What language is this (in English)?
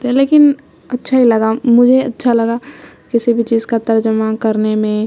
Urdu